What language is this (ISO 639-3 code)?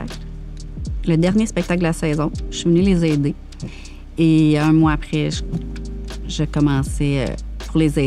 fra